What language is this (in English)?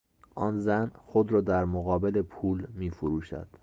Persian